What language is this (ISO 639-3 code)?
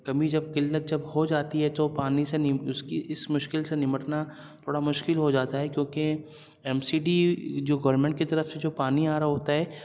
urd